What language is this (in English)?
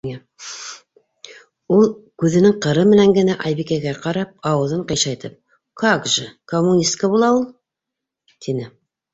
Bashkir